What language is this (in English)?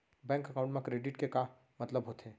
Chhattisgarhi